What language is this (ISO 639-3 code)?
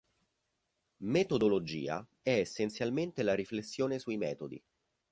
ita